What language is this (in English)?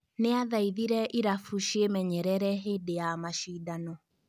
Kikuyu